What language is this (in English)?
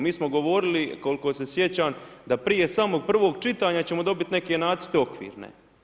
Croatian